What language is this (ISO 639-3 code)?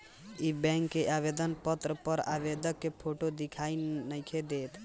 bho